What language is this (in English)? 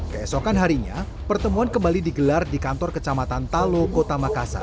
Indonesian